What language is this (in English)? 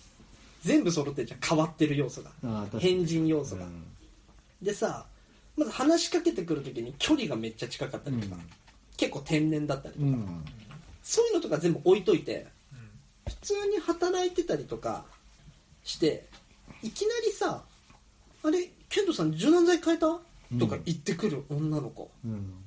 Japanese